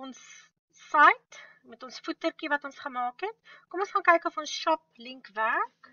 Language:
Dutch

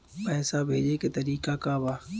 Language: Bhojpuri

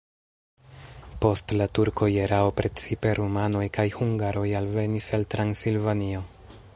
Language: Esperanto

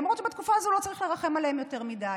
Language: Hebrew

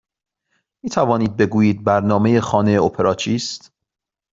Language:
Persian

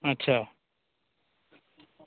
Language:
Maithili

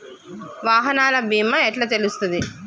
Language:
Telugu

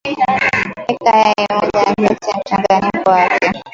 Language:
Swahili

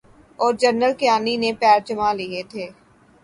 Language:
Urdu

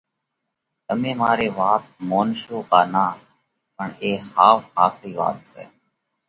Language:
Parkari Koli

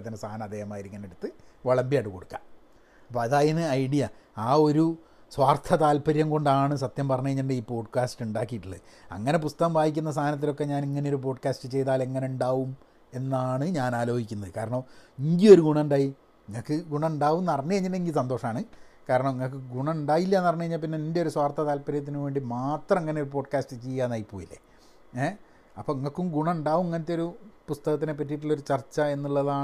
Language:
Malayalam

